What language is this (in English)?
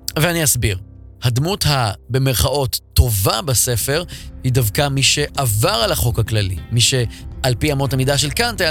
Hebrew